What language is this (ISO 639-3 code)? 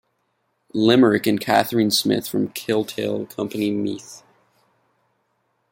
eng